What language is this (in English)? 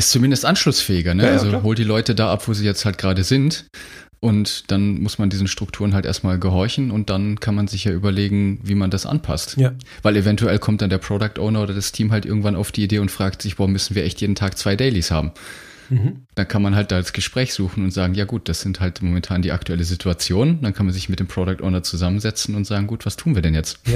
German